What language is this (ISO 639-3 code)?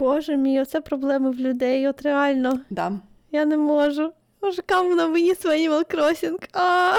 ukr